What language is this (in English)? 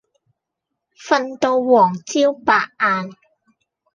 Cantonese